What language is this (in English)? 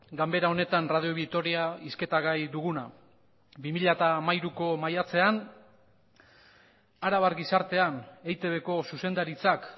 Basque